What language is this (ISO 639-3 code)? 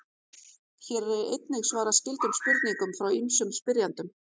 isl